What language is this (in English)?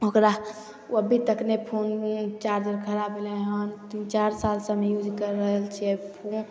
Maithili